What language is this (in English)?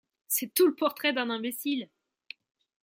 French